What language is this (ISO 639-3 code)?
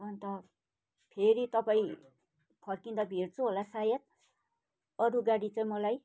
nep